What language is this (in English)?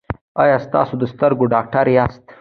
Pashto